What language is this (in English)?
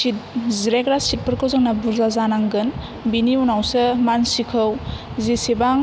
Bodo